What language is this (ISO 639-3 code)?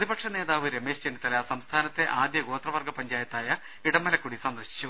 mal